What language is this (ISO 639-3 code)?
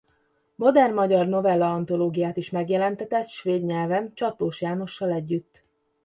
hun